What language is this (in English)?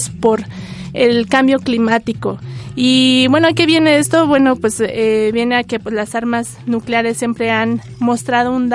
Spanish